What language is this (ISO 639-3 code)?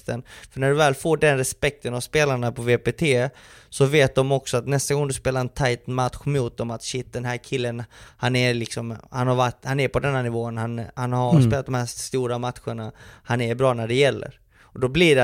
swe